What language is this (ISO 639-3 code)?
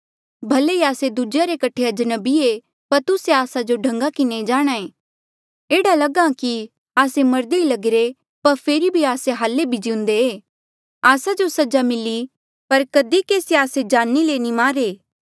mjl